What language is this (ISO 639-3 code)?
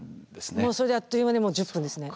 jpn